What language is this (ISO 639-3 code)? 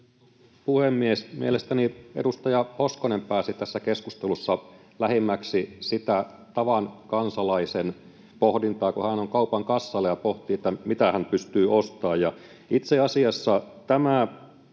fin